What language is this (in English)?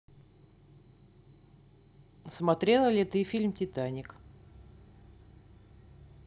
Russian